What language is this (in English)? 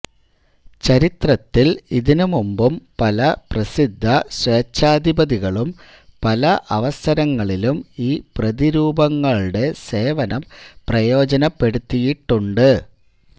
Malayalam